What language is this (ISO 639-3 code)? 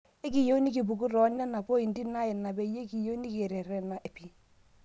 mas